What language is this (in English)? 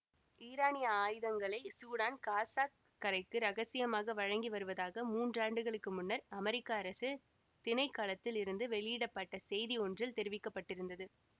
Tamil